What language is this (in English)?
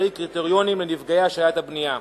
Hebrew